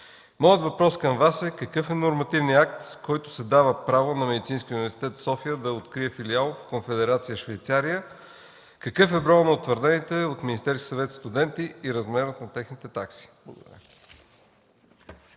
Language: Bulgarian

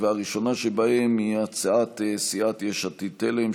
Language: Hebrew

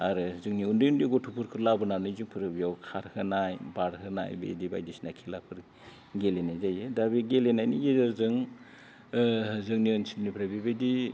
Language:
Bodo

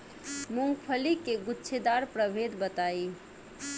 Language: Bhojpuri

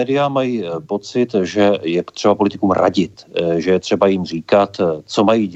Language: Czech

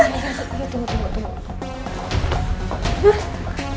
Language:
Indonesian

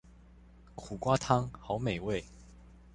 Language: Chinese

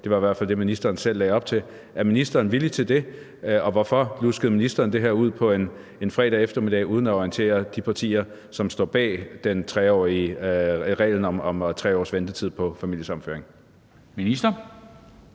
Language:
Danish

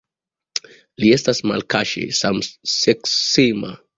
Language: Esperanto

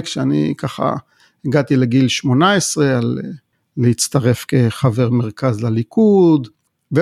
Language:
Hebrew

